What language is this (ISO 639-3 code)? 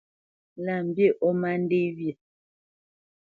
bce